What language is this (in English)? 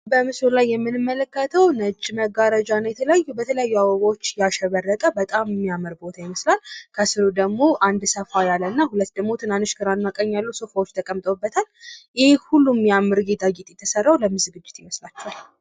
Amharic